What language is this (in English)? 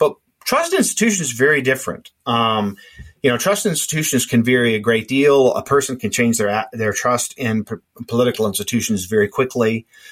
English